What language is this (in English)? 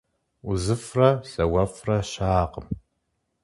Kabardian